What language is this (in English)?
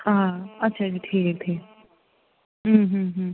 Kashmiri